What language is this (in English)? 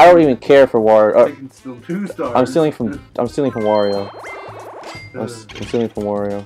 English